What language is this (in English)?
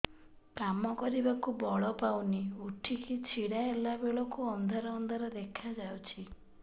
Odia